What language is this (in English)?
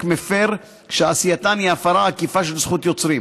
Hebrew